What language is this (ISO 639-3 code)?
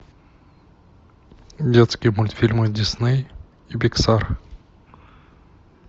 rus